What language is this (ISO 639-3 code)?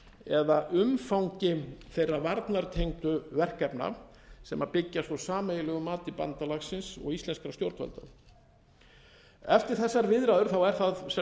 isl